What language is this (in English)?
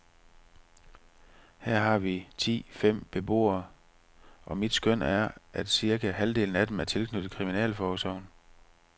Danish